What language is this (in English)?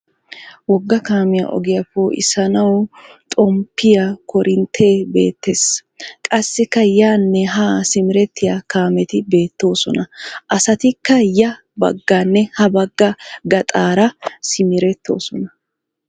Wolaytta